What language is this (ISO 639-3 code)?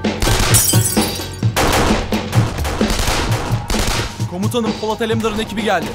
tur